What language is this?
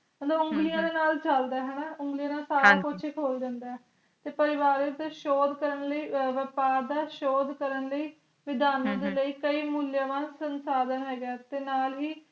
Punjabi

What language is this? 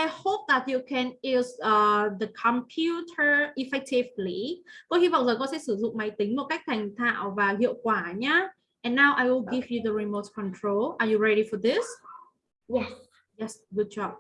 Vietnamese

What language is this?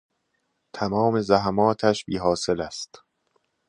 Persian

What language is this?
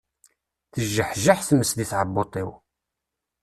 Kabyle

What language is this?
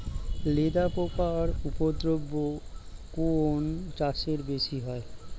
Bangla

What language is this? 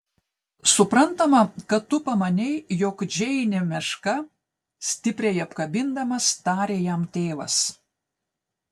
Lithuanian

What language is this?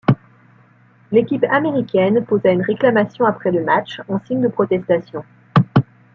French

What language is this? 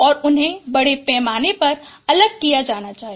Hindi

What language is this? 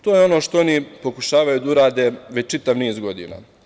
Serbian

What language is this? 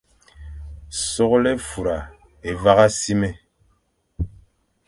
Fang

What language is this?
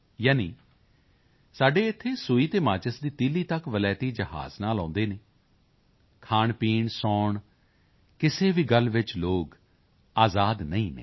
Punjabi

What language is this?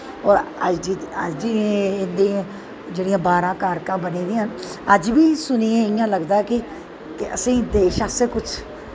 Dogri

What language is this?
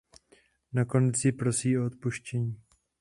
Czech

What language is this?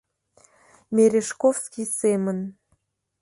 Mari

